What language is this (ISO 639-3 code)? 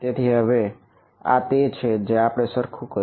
guj